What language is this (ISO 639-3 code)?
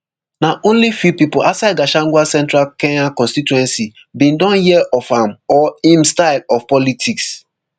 pcm